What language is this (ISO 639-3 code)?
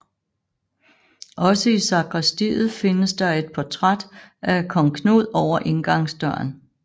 dan